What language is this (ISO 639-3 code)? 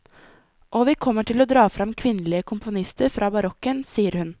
nor